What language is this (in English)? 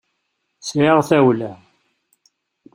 Kabyle